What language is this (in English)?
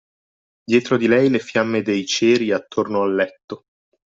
Italian